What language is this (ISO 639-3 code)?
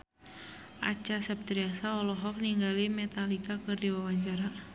sun